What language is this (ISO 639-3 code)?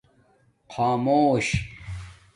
dmk